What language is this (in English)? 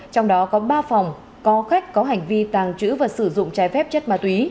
Vietnamese